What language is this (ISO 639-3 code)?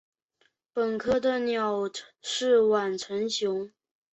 zho